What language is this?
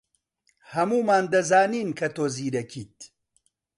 Central Kurdish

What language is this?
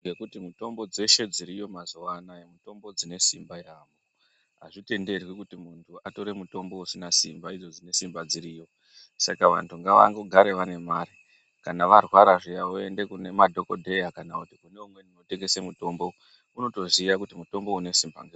Ndau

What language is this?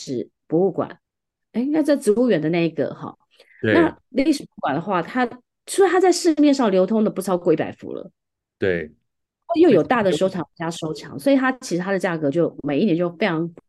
Chinese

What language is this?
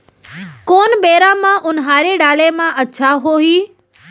Chhattisgarhi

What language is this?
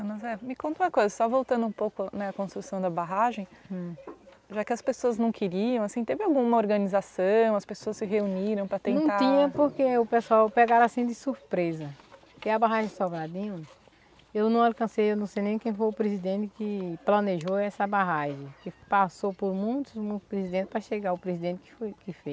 Portuguese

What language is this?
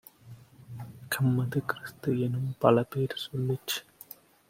Tamil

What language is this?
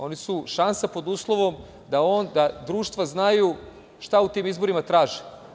Serbian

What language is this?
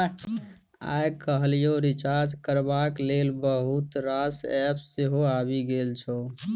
Maithili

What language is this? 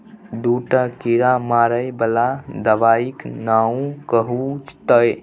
Maithili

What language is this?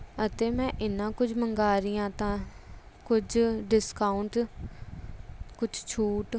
Punjabi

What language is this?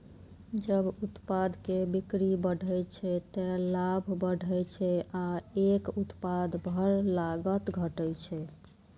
Maithili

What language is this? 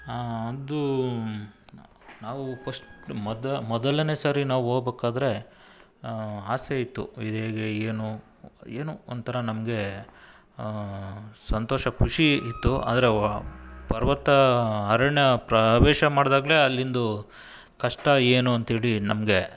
Kannada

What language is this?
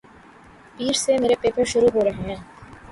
Urdu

